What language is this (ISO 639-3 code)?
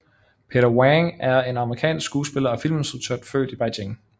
dan